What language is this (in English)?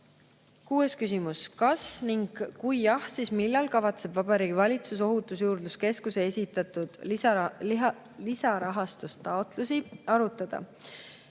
Estonian